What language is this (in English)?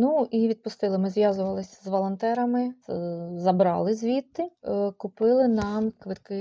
Ukrainian